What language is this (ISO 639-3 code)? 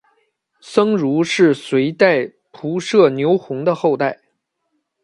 zho